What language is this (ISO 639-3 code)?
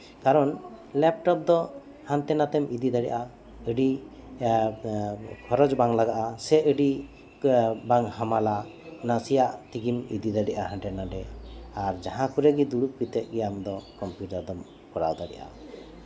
sat